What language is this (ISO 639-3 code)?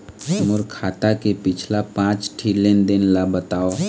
hne